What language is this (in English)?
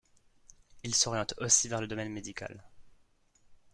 French